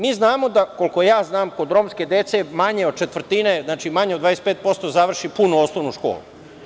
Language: Serbian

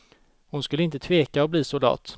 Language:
Swedish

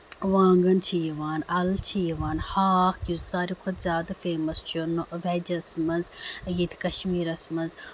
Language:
Kashmiri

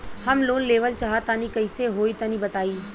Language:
Bhojpuri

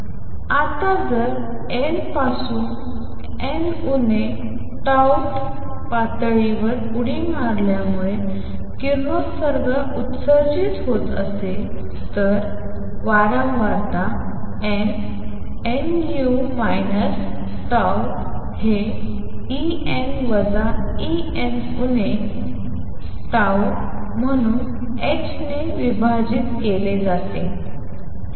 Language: Marathi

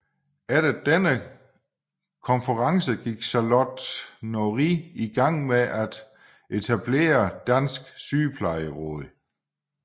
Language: Danish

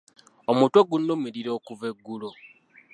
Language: Ganda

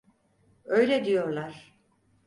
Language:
Turkish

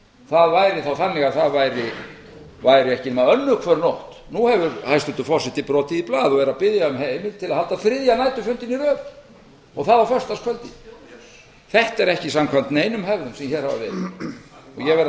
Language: Icelandic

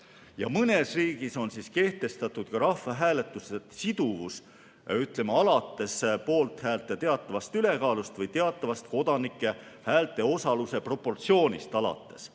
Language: Estonian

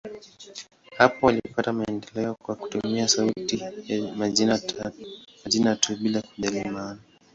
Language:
Swahili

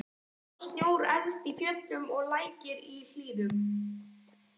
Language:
Icelandic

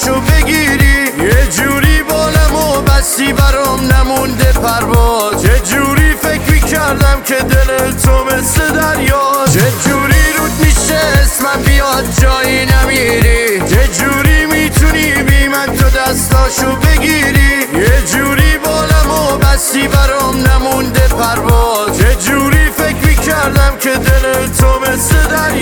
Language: Persian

